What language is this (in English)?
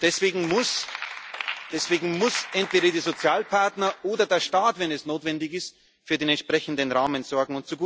German